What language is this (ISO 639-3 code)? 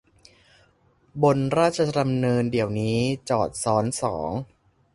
tha